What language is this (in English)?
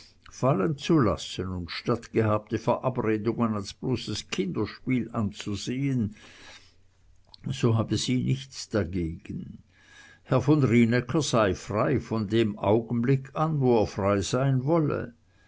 German